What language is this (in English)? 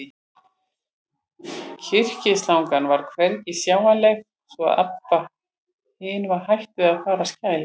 Icelandic